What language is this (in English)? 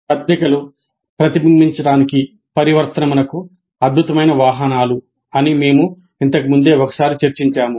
Telugu